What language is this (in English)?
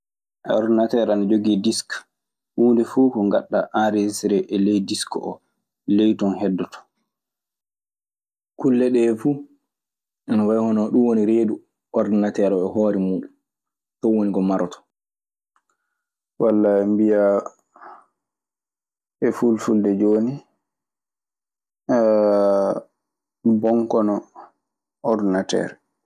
Maasina Fulfulde